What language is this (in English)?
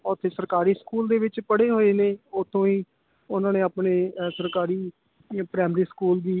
Punjabi